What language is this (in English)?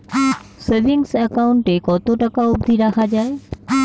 Bangla